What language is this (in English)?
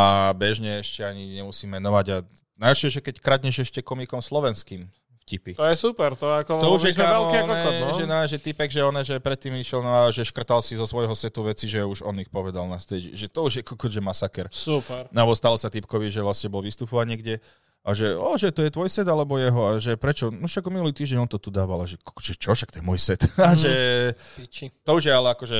Slovak